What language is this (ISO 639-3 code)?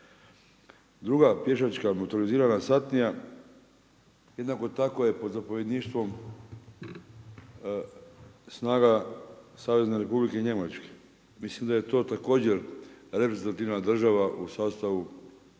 hrv